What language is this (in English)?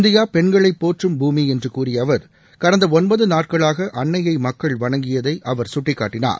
Tamil